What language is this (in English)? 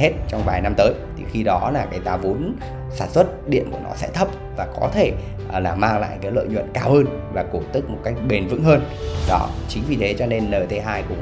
Vietnamese